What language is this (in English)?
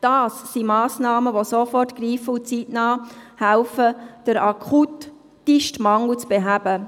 Swiss German